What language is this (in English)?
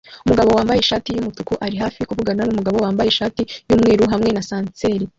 Kinyarwanda